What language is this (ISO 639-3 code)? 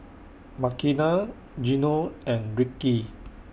eng